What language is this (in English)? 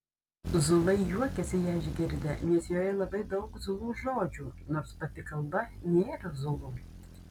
Lithuanian